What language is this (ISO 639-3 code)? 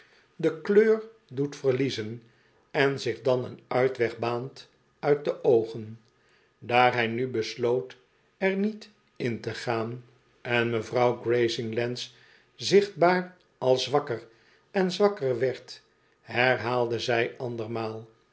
nld